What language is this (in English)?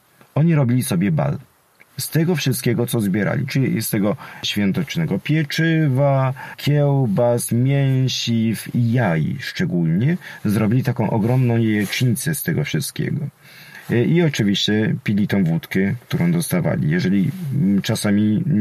Polish